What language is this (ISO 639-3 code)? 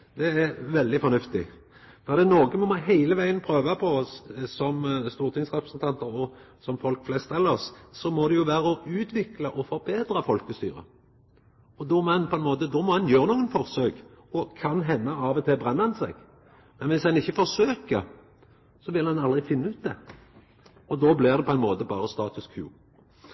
nno